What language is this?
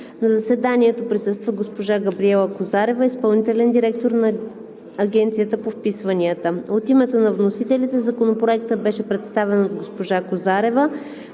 Bulgarian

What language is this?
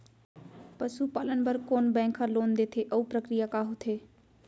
Chhattisgarhi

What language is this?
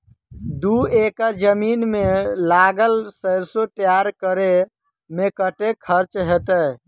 Maithili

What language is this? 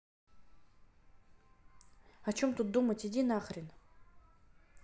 Russian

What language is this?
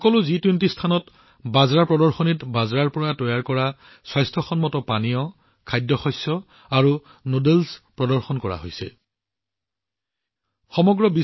Assamese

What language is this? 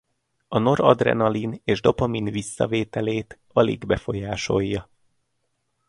Hungarian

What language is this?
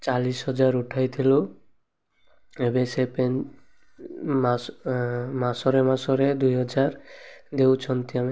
Odia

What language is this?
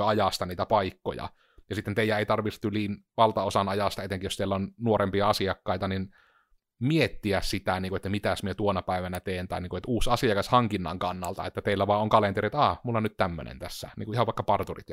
Finnish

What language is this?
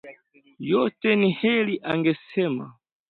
Swahili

